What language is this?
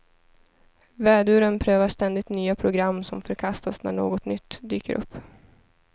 Swedish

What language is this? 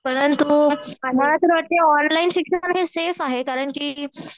Marathi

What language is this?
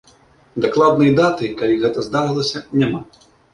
Belarusian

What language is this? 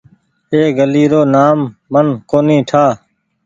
Goaria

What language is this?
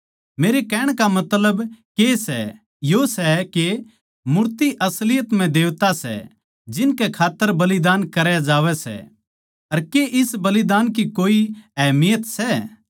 Haryanvi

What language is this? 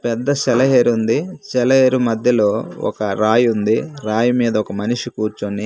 Telugu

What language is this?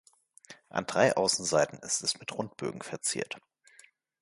German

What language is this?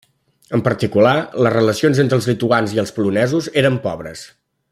Catalan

